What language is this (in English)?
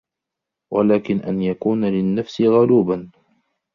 Arabic